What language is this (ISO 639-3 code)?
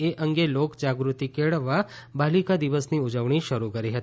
guj